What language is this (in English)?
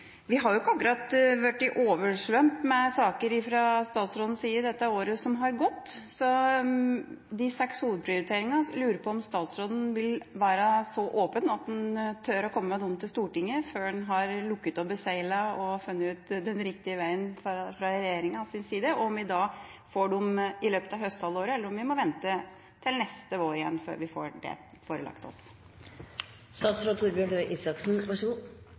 Norwegian Bokmål